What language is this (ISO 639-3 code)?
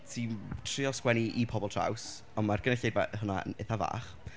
cym